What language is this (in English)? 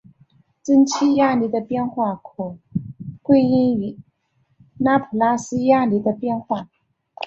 Chinese